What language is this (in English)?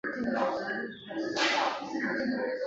Chinese